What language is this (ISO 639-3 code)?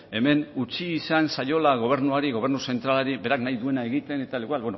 eus